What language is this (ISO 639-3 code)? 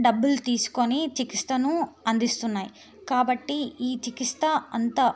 tel